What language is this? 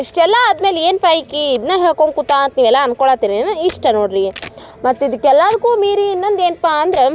Kannada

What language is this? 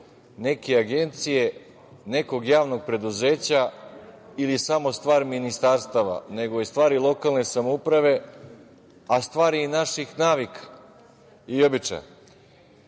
Serbian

